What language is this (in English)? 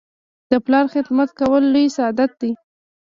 Pashto